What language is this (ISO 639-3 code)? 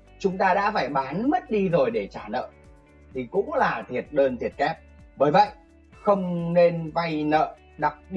vie